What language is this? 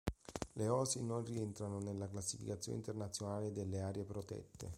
Italian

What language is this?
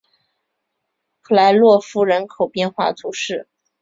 Chinese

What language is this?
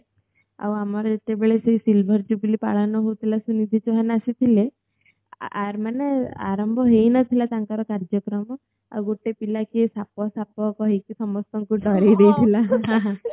Odia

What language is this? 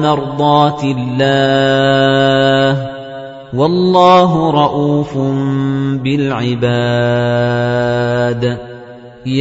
Arabic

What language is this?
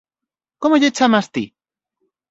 Galician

